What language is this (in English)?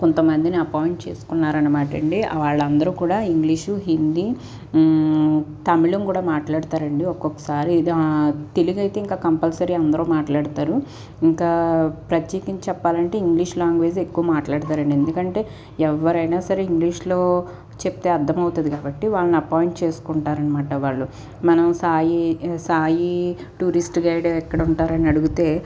Telugu